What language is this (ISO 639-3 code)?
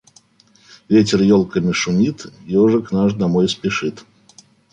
rus